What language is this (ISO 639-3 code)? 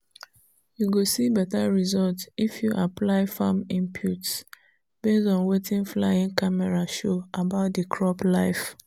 pcm